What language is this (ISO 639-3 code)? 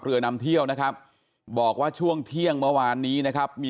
tha